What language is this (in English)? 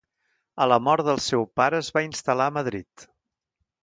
Catalan